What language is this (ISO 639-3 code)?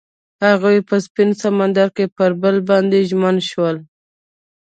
pus